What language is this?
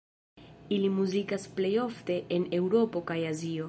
Esperanto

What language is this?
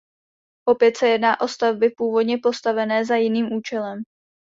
Czech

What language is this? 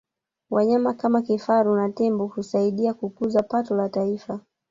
Swahili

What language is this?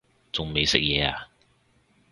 Cantonese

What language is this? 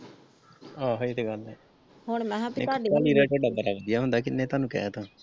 Punjabi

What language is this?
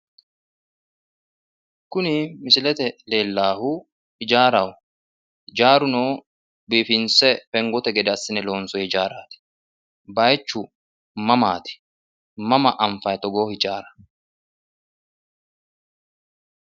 Sidamo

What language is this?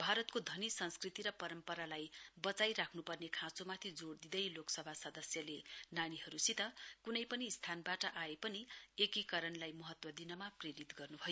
Nepali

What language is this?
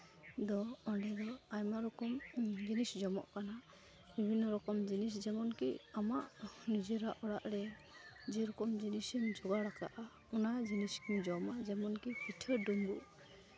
Santali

